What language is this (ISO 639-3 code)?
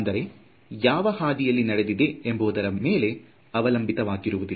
kan